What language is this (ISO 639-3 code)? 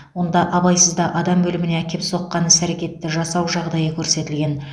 kaz